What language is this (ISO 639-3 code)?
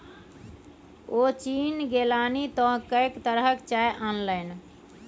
mai